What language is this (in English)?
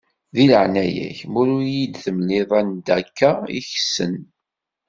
Kabyle